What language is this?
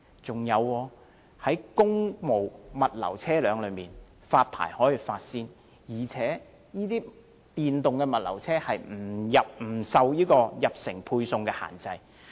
Cantonese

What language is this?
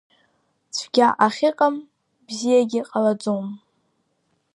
Abkhazian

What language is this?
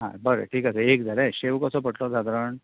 Konkani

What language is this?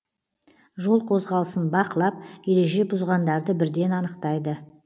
Kazakh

